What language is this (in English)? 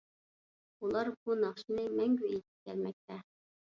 Uyghur